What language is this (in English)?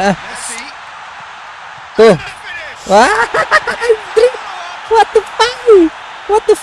Indonesian